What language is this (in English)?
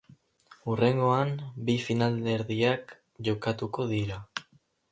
Basque